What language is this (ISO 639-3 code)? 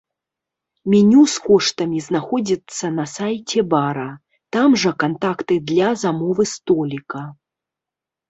bel